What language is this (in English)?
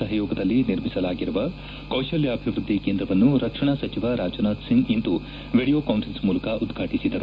Kannada